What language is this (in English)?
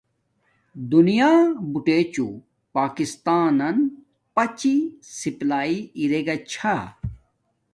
Domaaki